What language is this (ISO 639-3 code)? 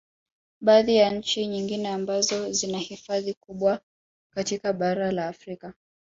swa